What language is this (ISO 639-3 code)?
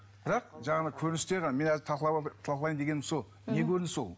kaz